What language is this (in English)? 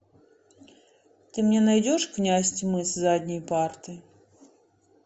Russian